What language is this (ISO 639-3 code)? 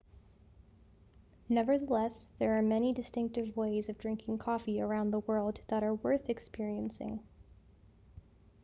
eng